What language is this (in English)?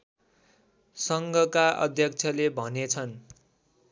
Nepali